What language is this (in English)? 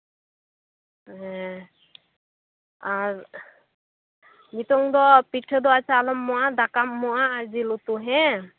Santali